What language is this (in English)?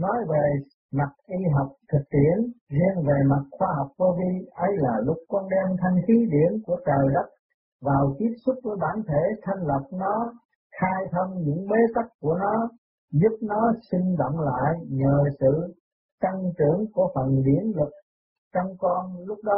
Vietnamese